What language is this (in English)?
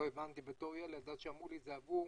Hebrew